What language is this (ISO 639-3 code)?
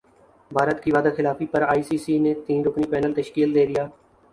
urd